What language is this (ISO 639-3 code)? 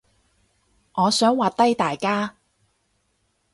yue